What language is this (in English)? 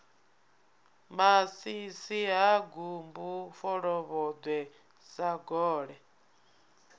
Venda